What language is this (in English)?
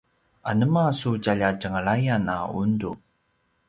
Paiwan